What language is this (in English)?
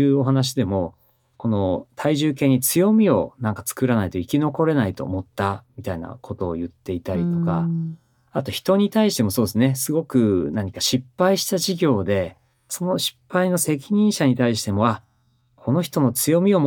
Japanese